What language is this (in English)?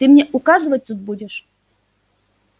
Russian